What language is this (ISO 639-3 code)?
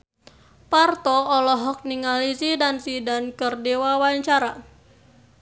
sun